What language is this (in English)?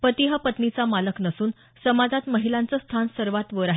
Marathi